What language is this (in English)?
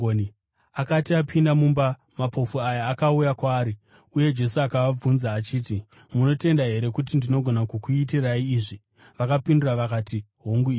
Shona